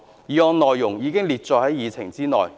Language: Cantonese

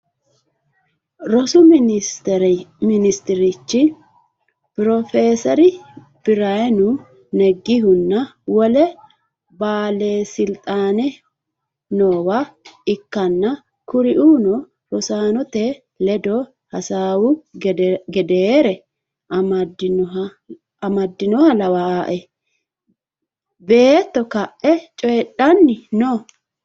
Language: Sidamo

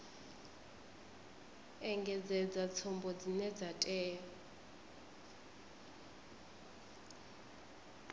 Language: Venda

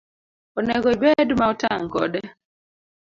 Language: Luo (Kenya and Tanzania)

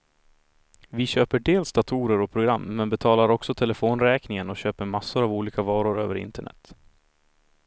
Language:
Swedish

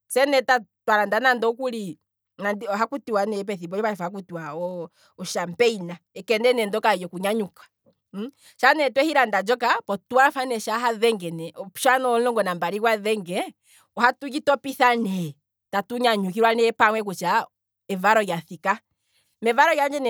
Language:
Kwambi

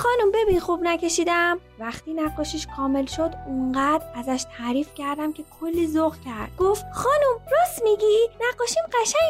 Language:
Persian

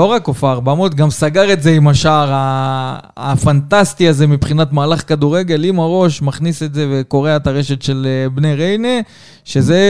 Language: Hebrew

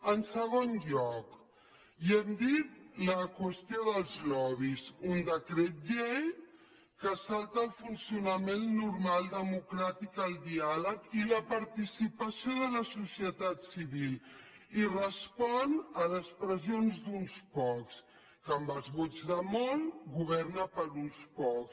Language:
Catalan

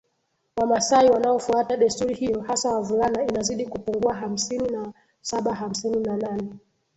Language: Swahili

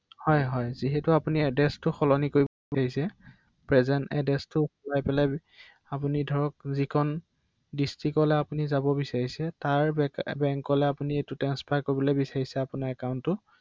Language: Assamese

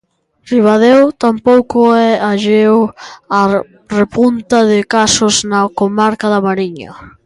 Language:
Galician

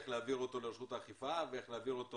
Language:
Hebrew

